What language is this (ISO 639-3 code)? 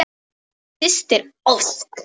isl